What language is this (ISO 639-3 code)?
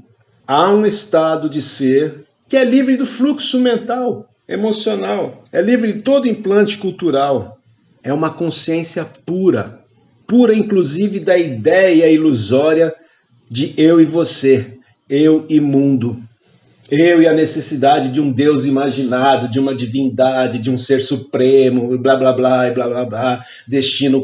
por